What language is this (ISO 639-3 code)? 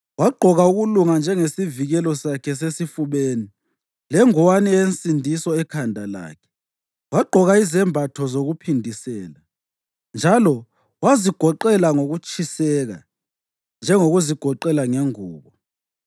nde